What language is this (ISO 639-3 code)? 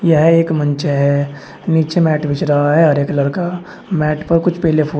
hin